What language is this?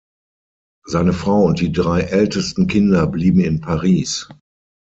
German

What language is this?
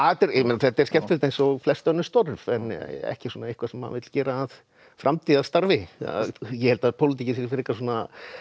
Icelandic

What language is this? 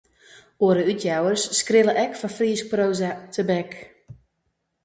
Western Frisian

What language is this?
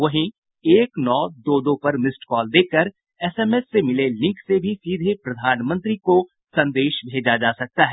Hindi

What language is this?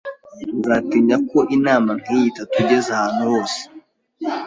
Kinyarwanda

